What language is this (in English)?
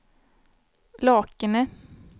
Swedish